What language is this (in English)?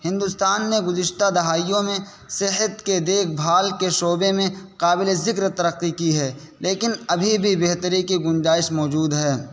Urdu